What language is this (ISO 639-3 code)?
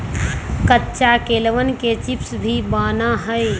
mag